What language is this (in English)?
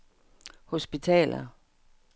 Danish